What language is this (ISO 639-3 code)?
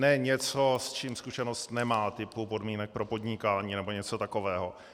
ces